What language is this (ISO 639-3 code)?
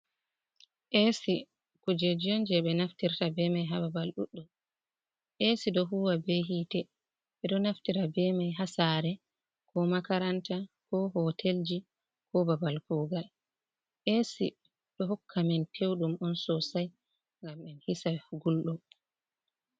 ful